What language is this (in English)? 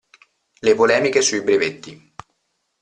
Italian